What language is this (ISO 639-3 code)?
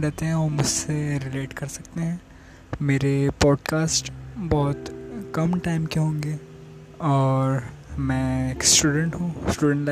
urd